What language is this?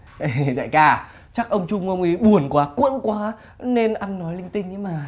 Vietnamese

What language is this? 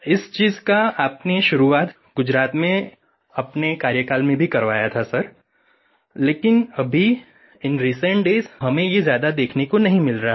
Hindi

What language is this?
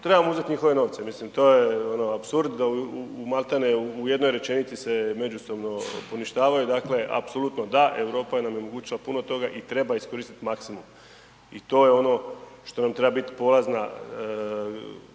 Croatian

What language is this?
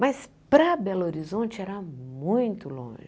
Portuguese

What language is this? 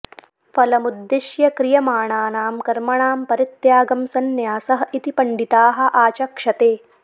Sanskrit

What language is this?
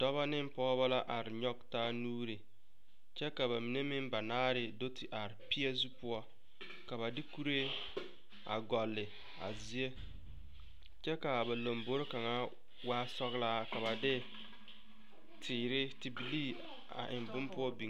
Southern Dagaare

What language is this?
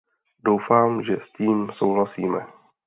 Czech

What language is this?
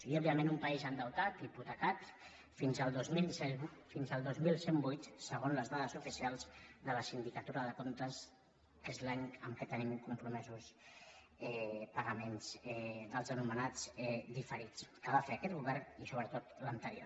Catalan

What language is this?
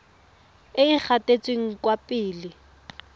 Tswana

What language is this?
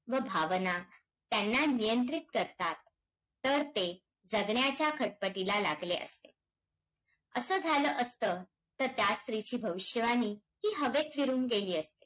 Marathi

